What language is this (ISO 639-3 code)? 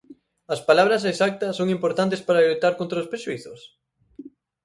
glg